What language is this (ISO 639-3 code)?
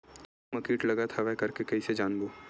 hne